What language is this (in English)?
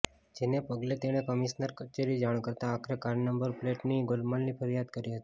Gujarati